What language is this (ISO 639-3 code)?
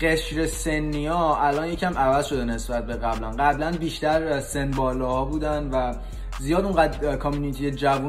fas